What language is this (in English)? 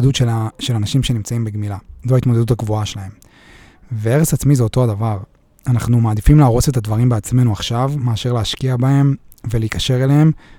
Hebrew